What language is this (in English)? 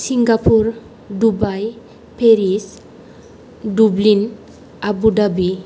Bodo